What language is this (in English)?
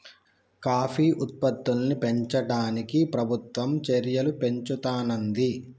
Telugu